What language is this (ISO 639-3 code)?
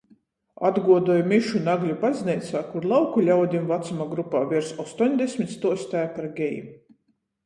ltg